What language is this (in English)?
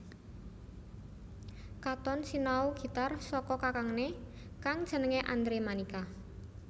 Javanese